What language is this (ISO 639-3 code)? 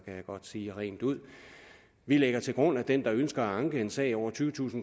dan